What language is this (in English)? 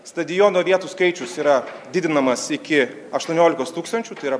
Lithuanian